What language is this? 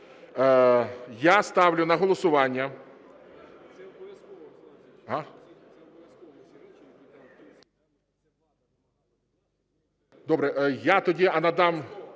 Ukrainian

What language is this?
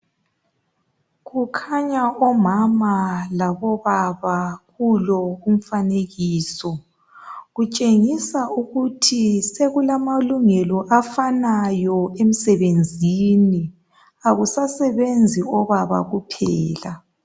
North Ndebele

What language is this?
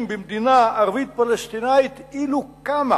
Hebrew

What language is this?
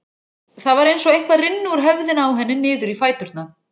Icelandic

